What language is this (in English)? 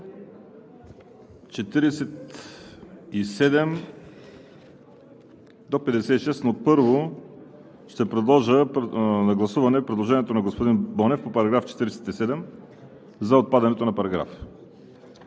Bulgarian